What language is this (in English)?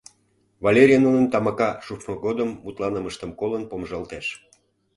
Mari